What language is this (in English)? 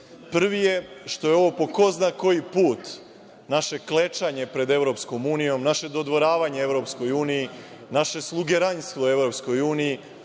Serbian